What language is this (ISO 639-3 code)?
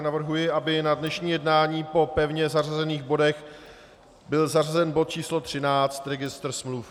ces